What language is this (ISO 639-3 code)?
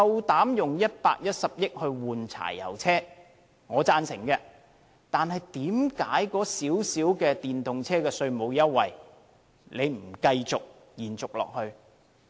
yue